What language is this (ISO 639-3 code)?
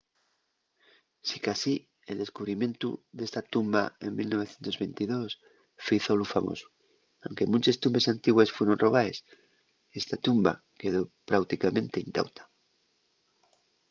ast